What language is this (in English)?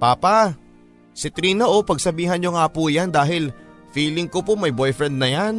Filipino